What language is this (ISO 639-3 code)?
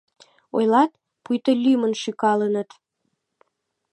chm